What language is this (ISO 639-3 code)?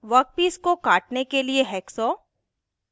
hin